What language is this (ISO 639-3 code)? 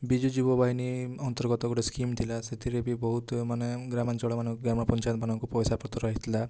ori